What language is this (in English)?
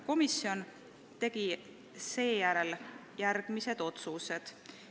Estonian